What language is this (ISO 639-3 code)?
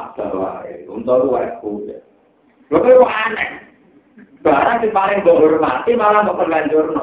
ind